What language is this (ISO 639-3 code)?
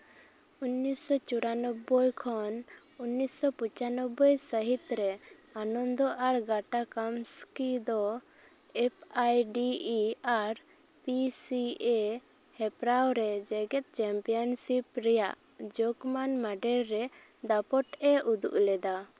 sat